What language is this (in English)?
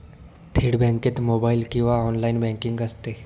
Marathi